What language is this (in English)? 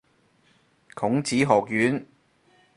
Cantonese